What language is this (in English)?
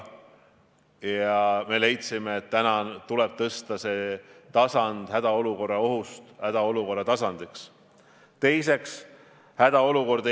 Estonian